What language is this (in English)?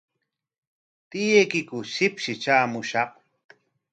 Corongo Ancash Quechua